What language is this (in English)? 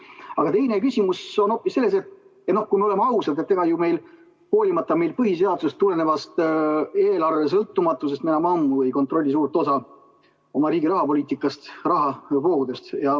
Estonian